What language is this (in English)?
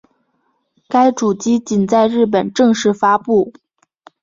Chinese